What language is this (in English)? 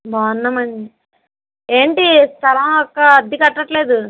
Telugu